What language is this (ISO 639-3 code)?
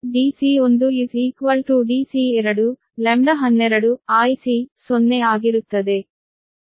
kan